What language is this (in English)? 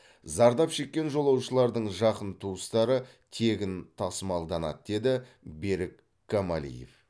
Kazakh